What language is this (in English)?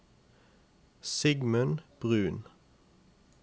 Norwegian